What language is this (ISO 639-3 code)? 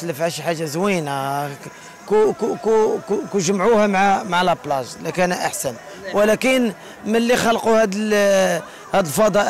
ara